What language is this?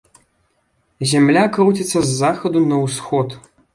Belarusian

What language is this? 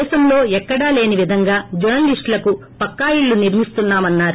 Telugu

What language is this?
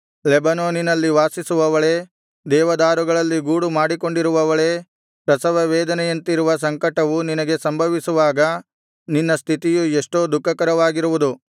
Kannada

